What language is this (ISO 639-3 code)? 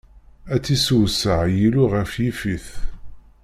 kab